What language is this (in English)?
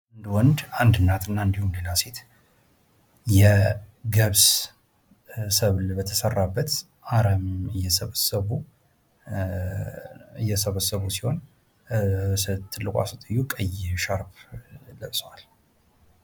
Amharic